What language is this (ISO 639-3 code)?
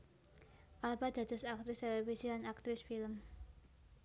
jav